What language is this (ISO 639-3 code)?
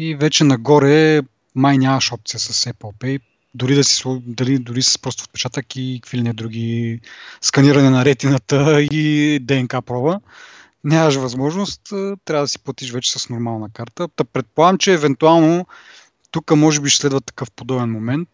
bul